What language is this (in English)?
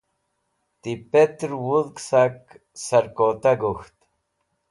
Wakhi